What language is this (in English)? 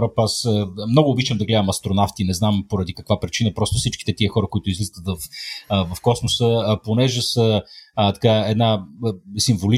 Bulgarian